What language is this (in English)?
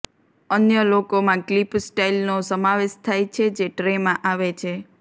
Gujarati